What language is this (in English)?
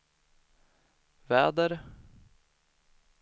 Swedish